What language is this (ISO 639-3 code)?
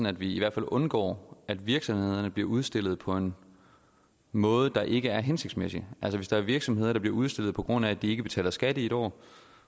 dan